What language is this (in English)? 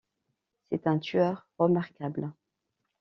French